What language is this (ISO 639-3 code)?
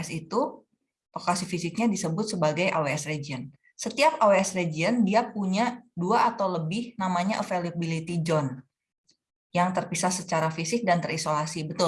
ind